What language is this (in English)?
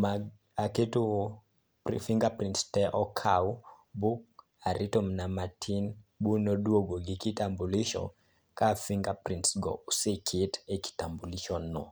Luo (Kenya and Tanzania)